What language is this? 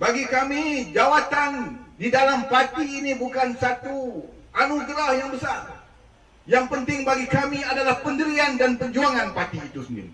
Malay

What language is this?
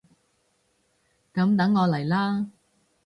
Cantonese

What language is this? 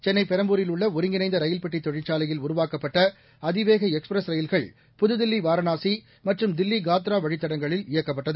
Tamil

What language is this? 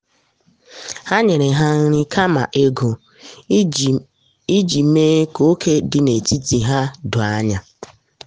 Igbo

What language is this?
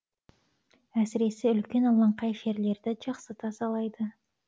Kazakh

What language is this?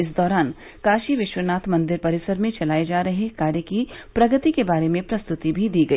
Hindi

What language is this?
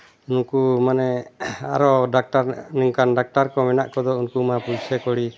Santali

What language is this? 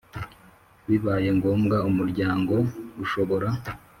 Kinyarwanda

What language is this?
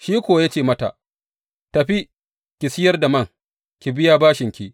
Hausa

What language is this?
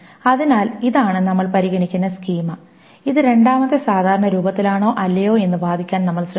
Malayalam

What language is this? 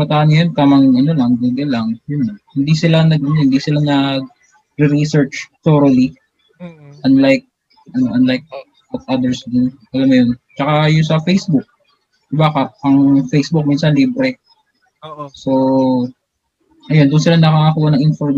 Filipino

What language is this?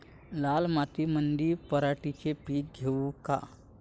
Marathi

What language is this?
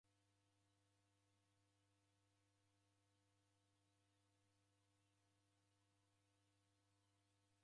Taita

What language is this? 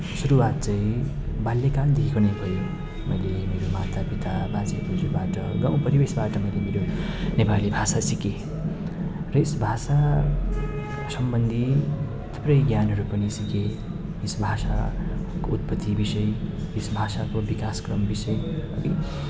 Nepali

